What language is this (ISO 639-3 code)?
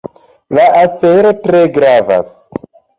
epo